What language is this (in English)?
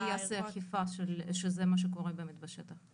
Hebrew